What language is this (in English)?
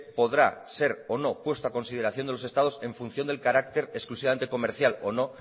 Spanish